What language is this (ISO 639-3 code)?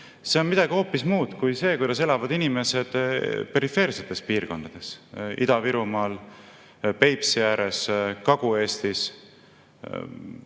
est